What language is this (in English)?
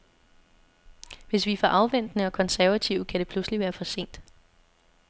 Danish